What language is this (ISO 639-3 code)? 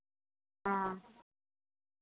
hin